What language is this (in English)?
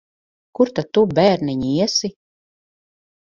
Latvian